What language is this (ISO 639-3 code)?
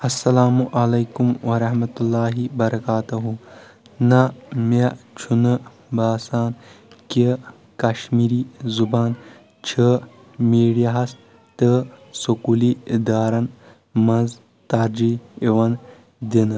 kas